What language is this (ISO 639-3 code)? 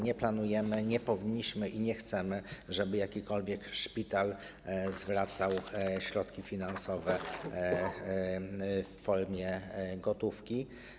pol